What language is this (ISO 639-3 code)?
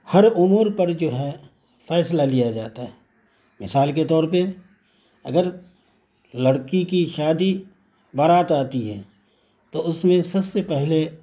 urd